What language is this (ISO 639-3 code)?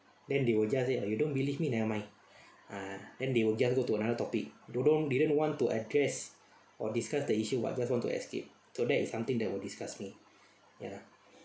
eng